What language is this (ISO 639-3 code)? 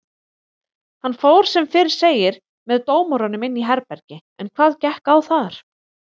isl